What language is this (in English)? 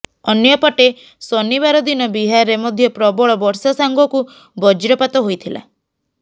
Odia